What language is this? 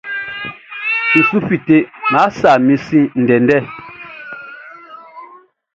Baoulé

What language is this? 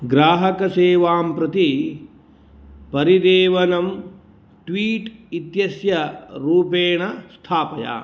Sanskrit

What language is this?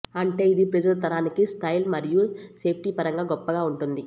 Telugu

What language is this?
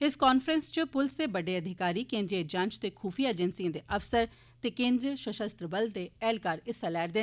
Dogri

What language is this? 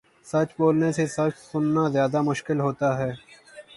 Urdu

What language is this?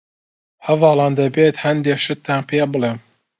Central Kurdish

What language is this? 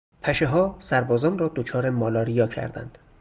Persian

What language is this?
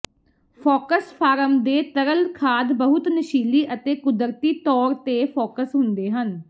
Punjabi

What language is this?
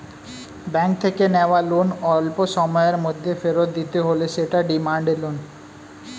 Bangla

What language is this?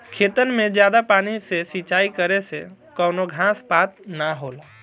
Bhojpuri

